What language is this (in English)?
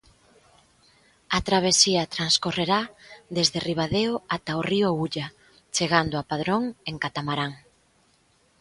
Galician